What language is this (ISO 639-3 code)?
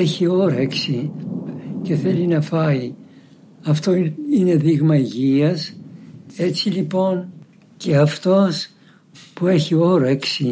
ell